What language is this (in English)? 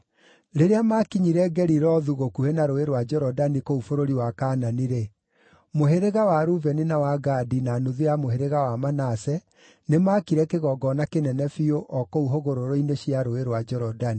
Kikuyu